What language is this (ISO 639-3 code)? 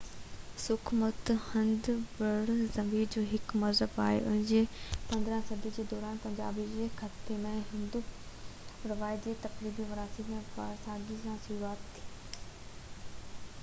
snd